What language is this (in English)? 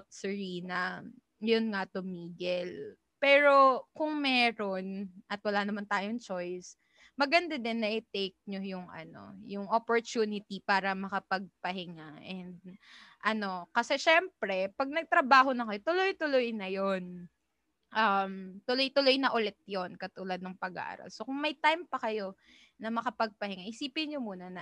Filipino